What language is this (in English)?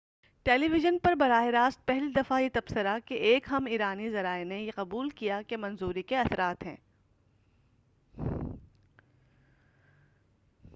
Urdu